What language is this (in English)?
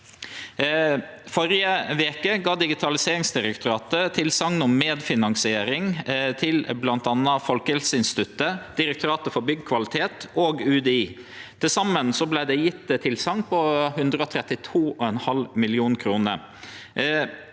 Norwegian